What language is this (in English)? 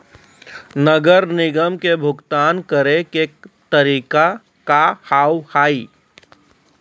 Maithili